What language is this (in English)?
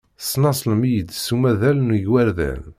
Kabyle